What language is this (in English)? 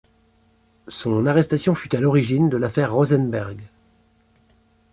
French